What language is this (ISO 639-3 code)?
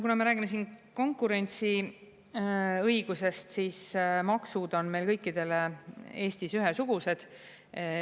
est